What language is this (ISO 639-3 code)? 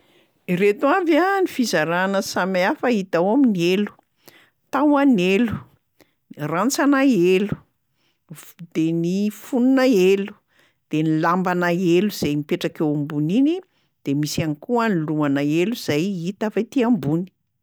mlg